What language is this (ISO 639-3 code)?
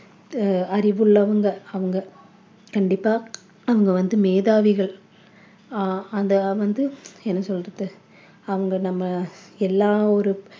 tam